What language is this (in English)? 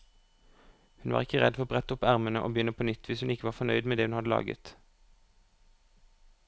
Norwegian